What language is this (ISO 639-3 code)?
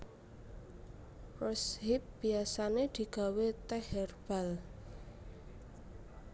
jav